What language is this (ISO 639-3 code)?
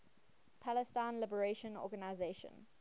eng